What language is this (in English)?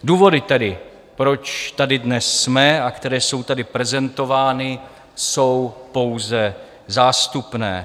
Czech